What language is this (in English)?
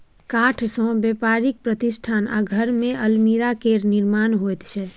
Maithili